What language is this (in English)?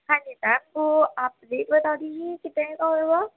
Urdu